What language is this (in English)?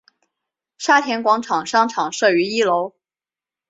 Chinese